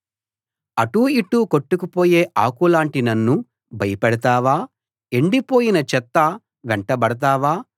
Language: Telugu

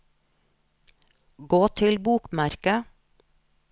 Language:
Norwegian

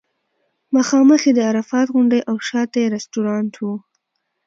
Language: Pashto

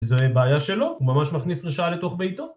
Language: Hebrew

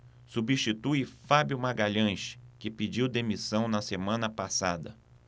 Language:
Portuguese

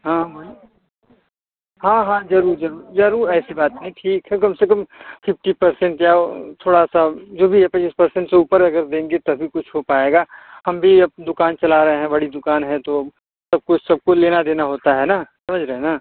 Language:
Hindi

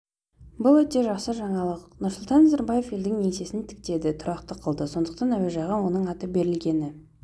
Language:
Kazakh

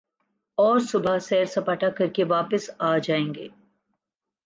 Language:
Urdu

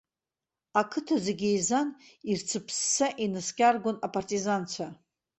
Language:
Abkhazian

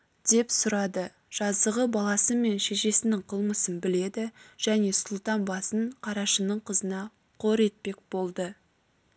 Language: Kazakh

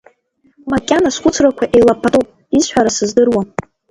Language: Abkhazian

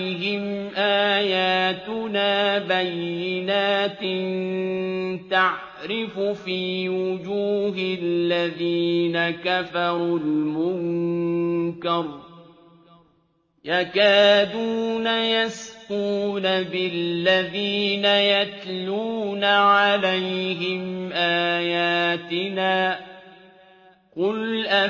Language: Arabic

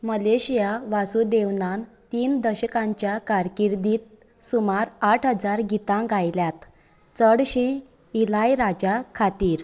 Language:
Konkani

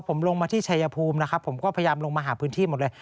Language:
Thai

